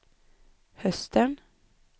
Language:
Swedish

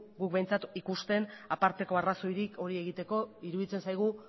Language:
Basque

